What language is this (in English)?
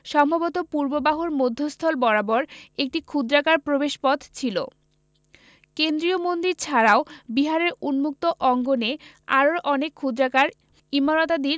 Bangla